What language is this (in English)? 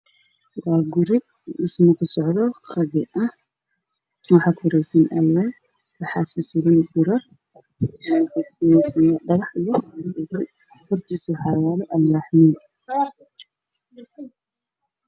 Somali